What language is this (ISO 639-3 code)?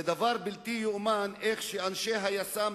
heb